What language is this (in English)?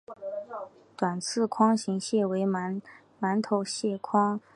Chinese